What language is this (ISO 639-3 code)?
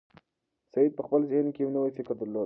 pus